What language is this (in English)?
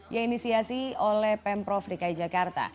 Indonesian